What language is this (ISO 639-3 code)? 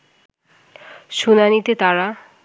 ben